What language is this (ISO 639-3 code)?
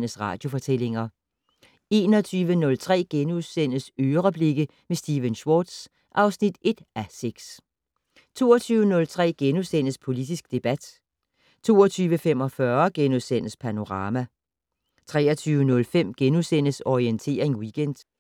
dan